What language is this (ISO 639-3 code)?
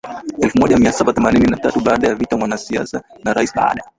swa